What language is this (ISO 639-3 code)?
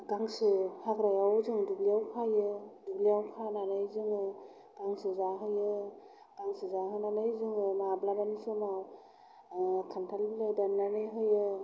brx